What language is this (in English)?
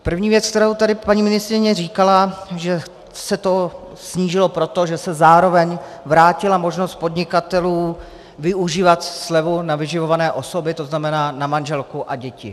Czech